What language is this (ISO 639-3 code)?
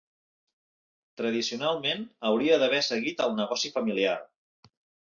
cat